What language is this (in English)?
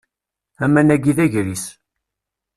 Kabyle